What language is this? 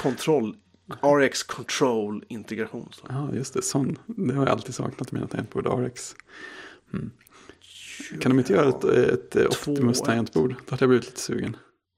Swedish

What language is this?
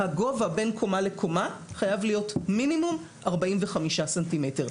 Hebrew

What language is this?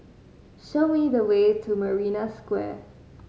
English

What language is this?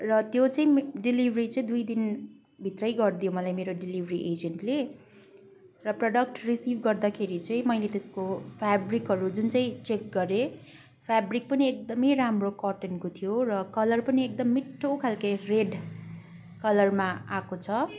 Nepali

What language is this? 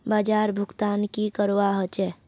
Magahi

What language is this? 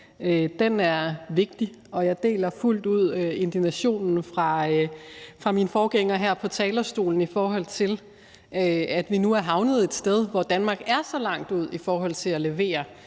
Danish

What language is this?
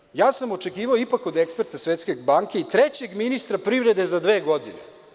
Serbian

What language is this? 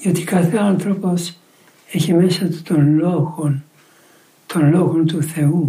Greek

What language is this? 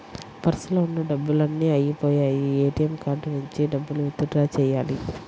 Telugu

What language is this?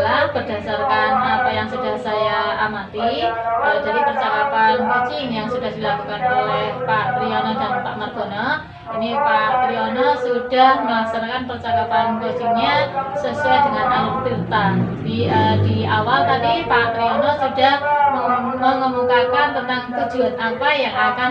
Indonesian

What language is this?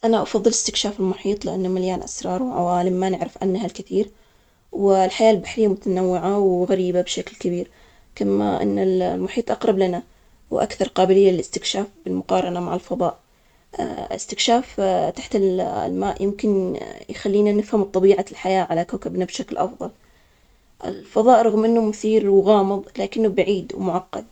Omani Arabic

